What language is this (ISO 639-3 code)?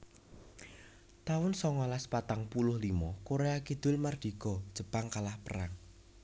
jav